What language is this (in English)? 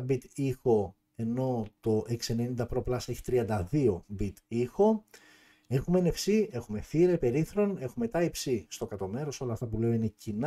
Greek